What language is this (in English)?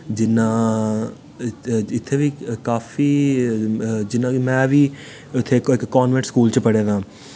Dogri